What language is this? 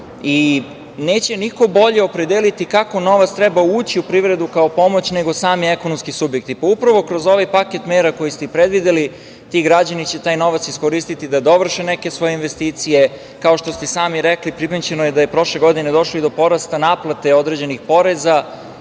Serbian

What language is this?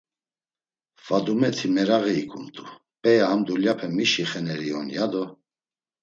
Laz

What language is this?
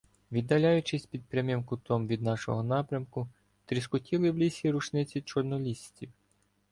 Ukrainian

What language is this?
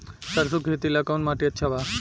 Bhojpuri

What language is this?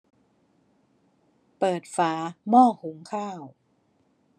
Thai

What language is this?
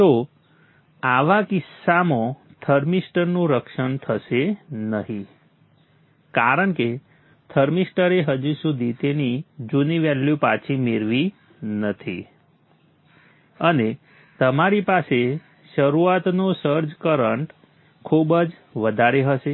Gujarati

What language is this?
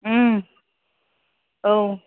Bodo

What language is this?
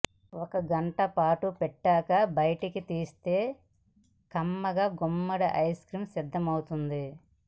Telugu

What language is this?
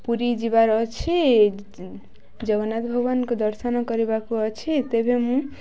Odia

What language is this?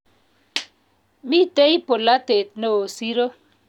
Kalenjin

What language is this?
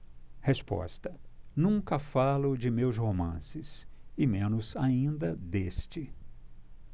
Portuguese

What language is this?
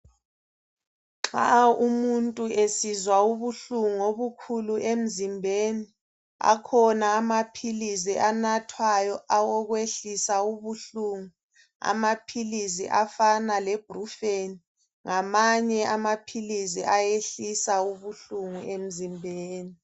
North Ndebele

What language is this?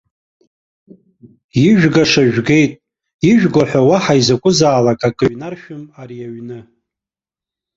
Abkhazian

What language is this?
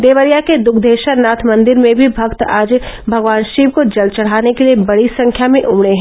Hindi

